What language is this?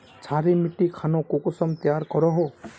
Magahi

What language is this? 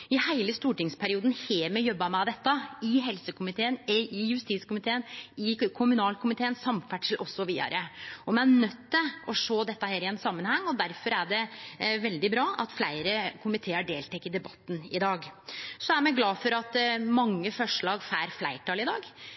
Norwegian Nynorsk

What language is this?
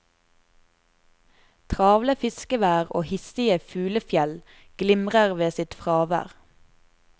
Norwegian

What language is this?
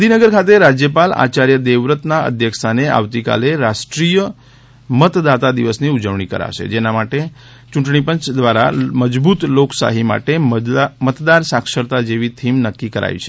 Gujarati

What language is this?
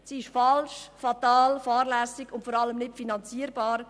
Swiss German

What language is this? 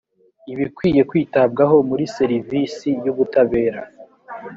Kinyarwanda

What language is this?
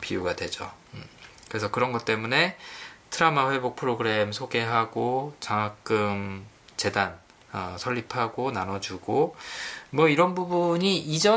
Korean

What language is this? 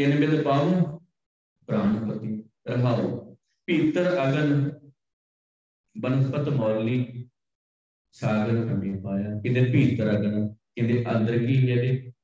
Punjabi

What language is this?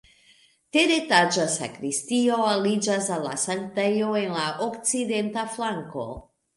Esperanto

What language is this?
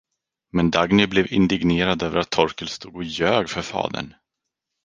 Swedish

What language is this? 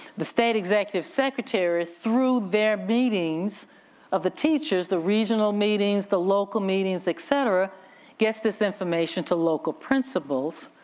English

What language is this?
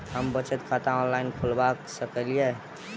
Maithili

